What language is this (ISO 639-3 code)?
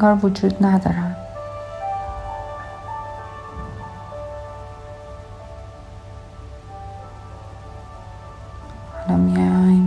fas